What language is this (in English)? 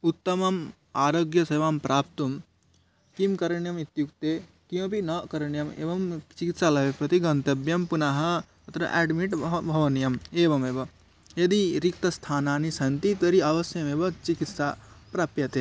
Sanskrit